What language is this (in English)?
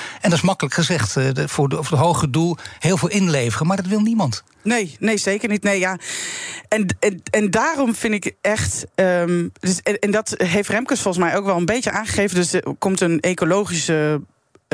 Dutch